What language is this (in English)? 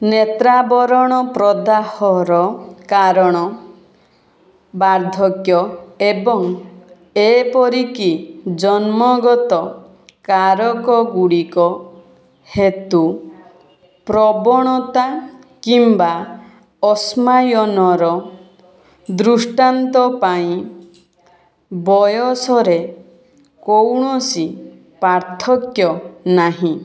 Odia